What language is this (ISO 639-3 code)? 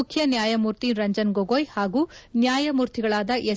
kan